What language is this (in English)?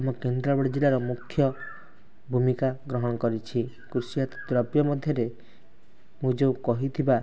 Odia